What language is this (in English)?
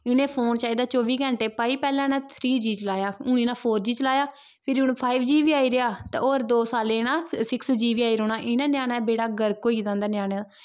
Dogri